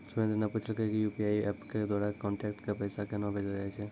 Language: Maithili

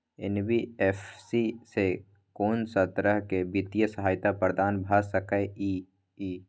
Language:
Maithili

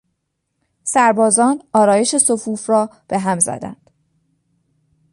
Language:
Persian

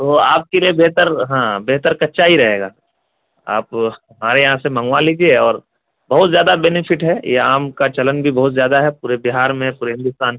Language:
Urdu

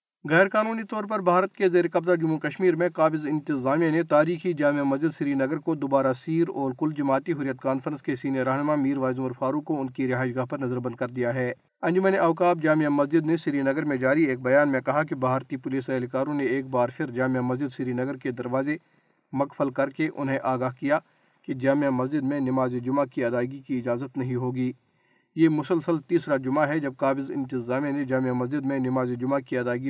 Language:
Urdu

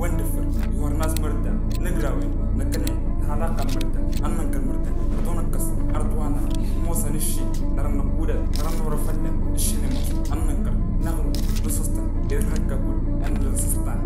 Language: Arabic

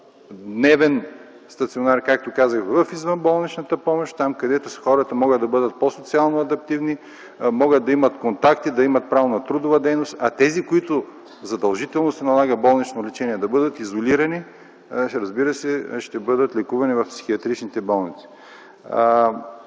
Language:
Bulgarian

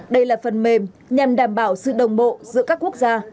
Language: Vietnamese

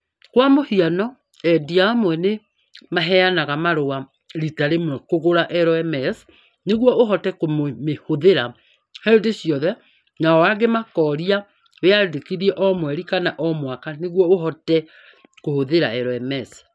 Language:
Kikuyu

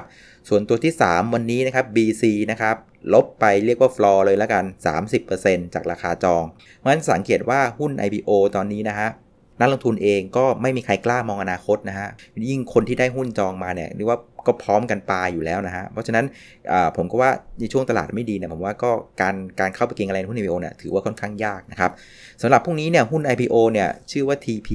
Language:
Thai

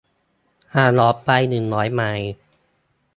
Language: Thai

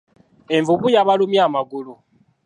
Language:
Ganda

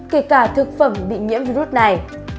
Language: Vietnamese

